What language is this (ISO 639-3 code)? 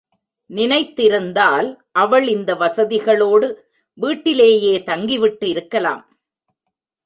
tam